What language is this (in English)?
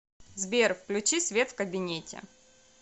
Russian